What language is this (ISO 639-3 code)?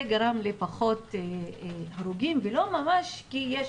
heb